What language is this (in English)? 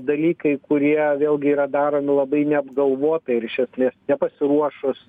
Lithuanian